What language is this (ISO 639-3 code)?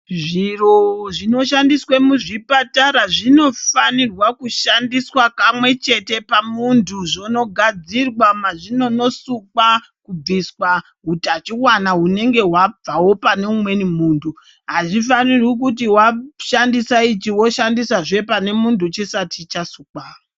ndc